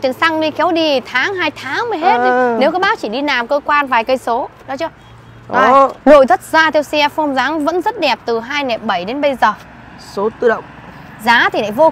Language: Vietnamese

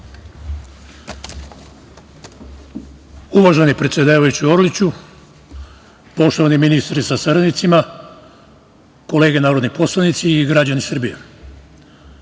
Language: Serbian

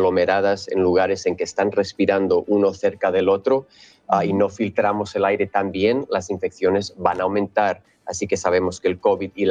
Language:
Spanish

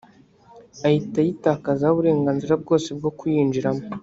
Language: Kinyarwanda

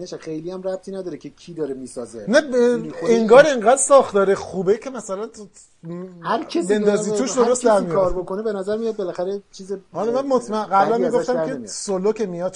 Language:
Persian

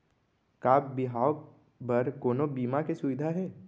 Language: Chhattisgarhi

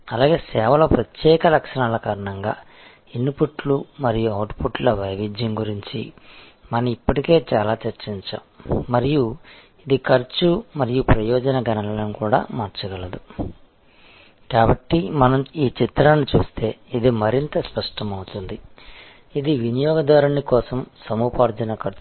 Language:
Telugu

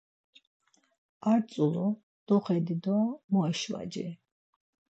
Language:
Laz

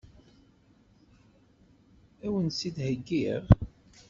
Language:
Kabyle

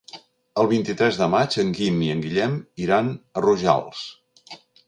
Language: Catalan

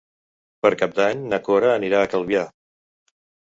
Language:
Catalan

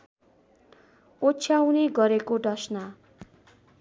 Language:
Nepali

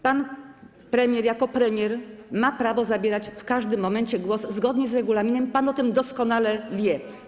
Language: Polish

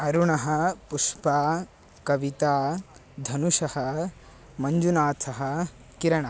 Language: Sanskrit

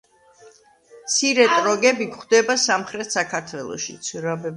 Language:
Georgian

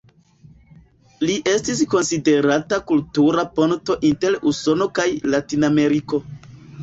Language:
Esperanto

